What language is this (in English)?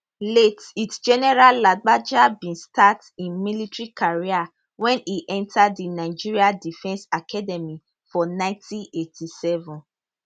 Nigerian Pidgin